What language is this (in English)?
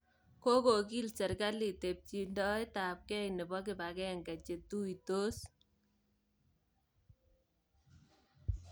Kalenjin